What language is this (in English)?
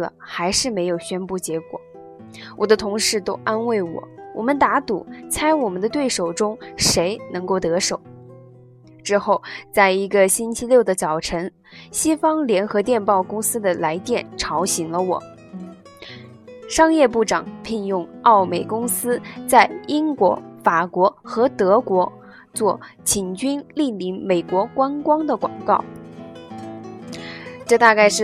Chinese